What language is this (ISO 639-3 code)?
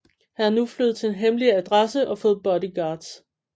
dan